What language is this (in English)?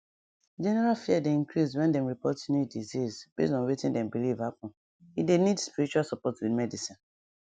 Nigerian Pidgin